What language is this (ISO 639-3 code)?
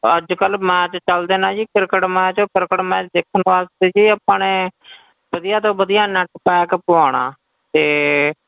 pan